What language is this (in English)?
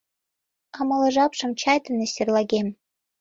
Mari